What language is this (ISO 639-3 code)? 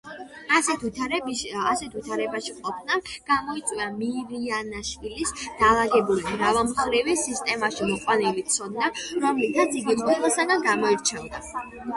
kat